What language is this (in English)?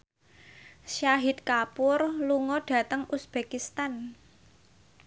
Javanese